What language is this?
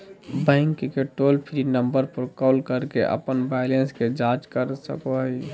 Magahi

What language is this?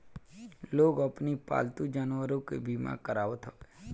Bhojpuri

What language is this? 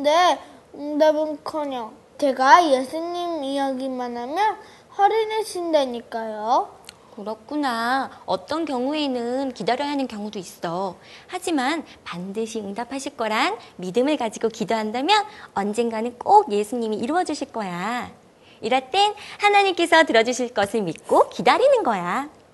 Korean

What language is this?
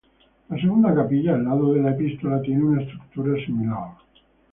Spanish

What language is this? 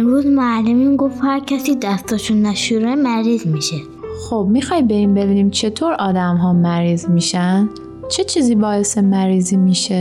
Persian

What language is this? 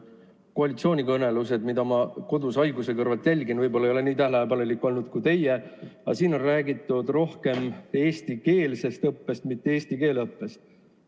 Estonian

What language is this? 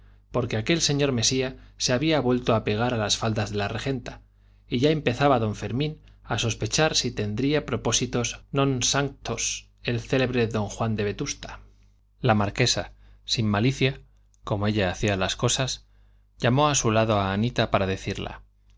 Spanish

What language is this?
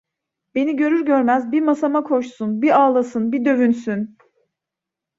Turkish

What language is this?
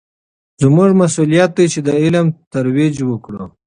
Pashto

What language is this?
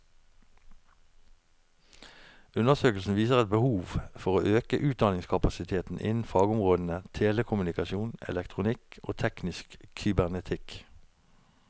Norwegian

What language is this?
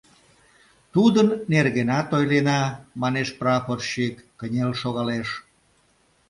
Mari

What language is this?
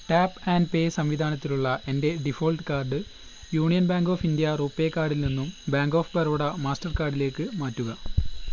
Malayalam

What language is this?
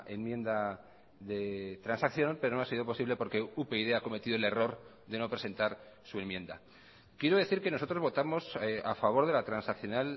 Spanish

